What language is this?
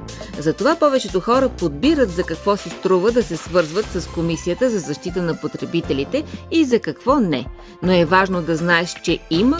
Bulgarian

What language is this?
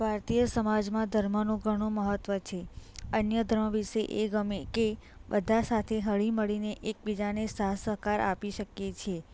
Gujarati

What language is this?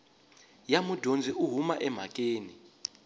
Tsonga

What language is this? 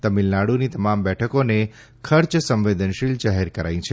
Gujarati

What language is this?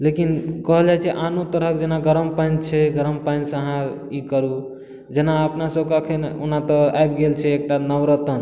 Maithili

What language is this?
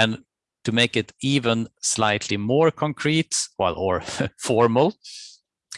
English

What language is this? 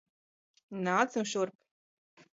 Latvian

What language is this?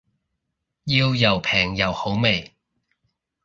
Cantonese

